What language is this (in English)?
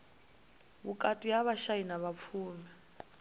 Venda